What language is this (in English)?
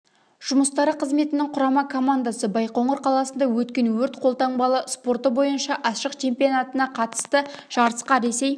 Kazakh